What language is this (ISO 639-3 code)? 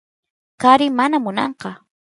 qus